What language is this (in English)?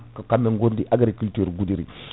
Fula